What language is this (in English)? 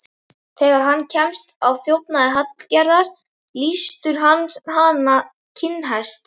Icelandic